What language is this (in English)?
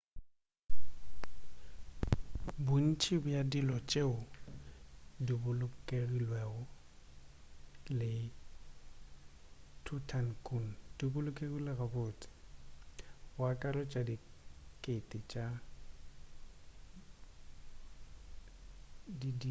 Northern Sotho